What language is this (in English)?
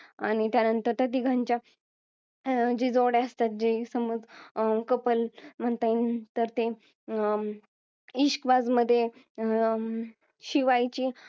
Marathi